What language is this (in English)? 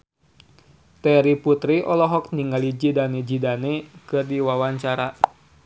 Sundanese